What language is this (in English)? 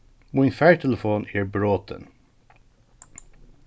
Faroese